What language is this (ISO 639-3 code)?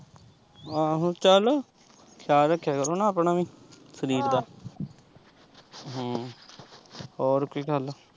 pan